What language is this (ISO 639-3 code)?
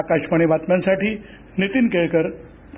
mar